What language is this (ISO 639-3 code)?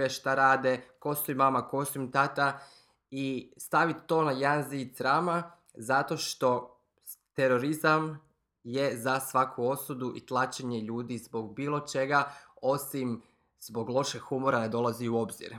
hrv